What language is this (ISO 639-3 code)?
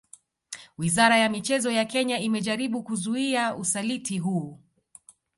swa